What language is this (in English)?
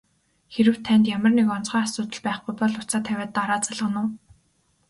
Mongolian